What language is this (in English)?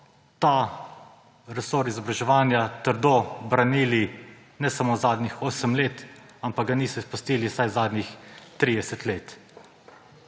Slovenian